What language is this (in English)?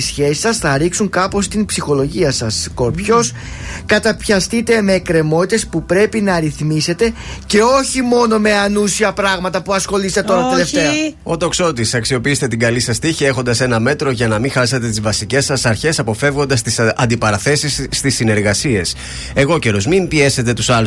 Greek